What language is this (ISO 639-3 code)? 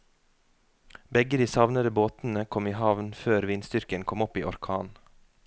nor